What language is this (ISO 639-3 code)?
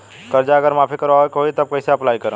bho